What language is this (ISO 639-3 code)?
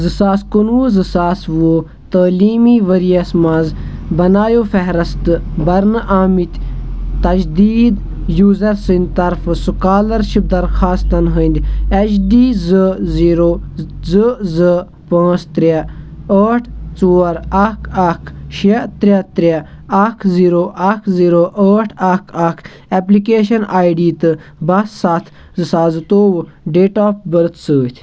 kas